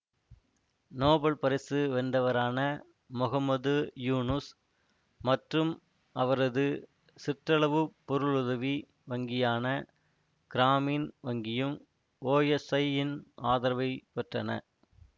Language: Tamil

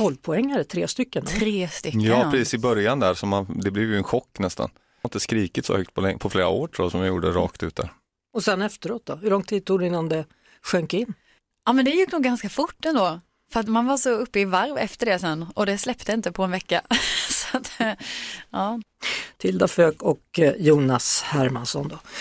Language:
Swedish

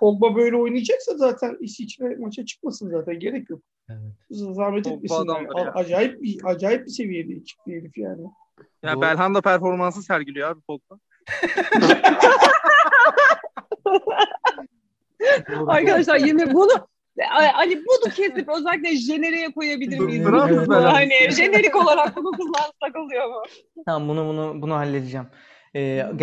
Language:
Turkish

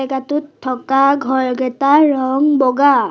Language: Assamese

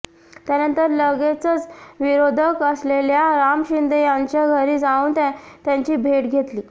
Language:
Marathi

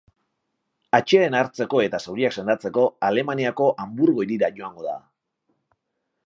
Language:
Basque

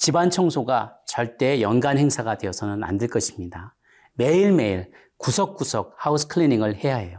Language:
Korean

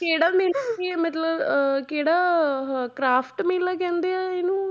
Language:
Punjabi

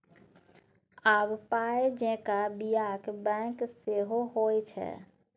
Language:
Maithili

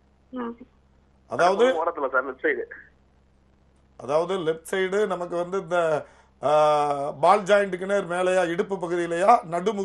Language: Tamil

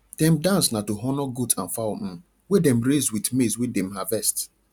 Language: Nigerian Pidgin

